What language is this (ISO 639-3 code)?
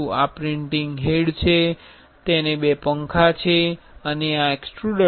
guj